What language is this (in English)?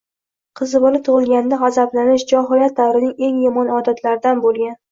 Uzbek